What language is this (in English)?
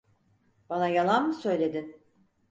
Turkish